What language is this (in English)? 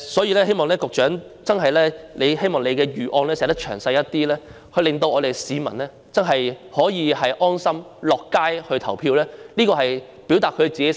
Cantonese